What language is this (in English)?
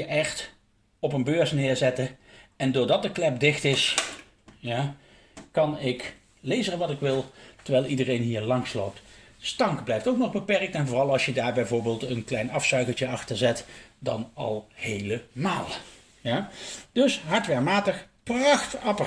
Dutch